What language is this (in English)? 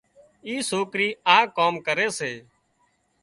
Wadiyara Koli